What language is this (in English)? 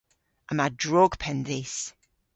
Cornish